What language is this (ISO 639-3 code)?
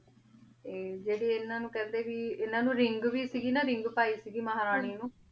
pan